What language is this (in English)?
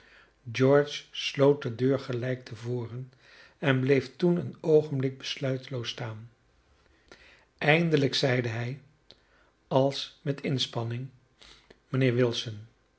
Dutch